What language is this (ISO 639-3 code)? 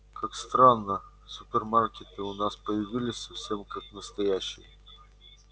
rus